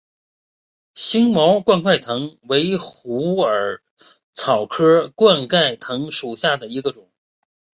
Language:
Chinese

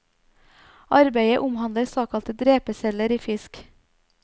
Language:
Norwegian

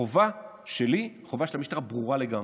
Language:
Hebrew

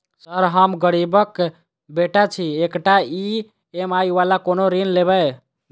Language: Maithili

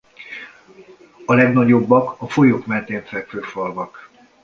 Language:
Hungarian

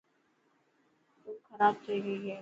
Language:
Dhatki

